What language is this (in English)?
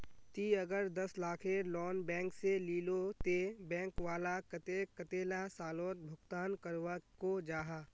Magahi